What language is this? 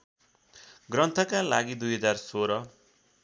Nepali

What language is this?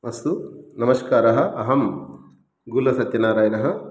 Sanskrit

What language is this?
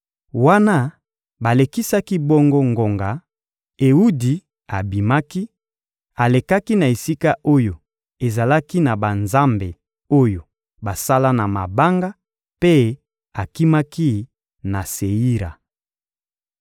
Lingala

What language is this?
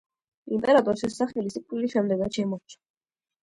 Georgian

